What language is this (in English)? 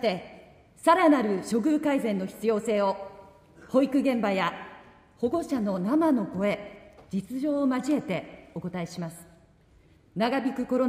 Japanese